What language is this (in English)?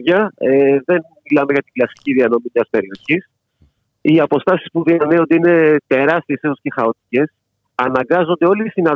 Greek